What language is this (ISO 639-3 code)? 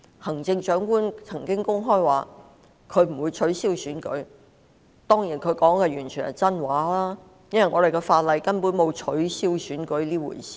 yue